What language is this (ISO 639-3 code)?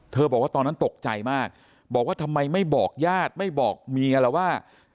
tha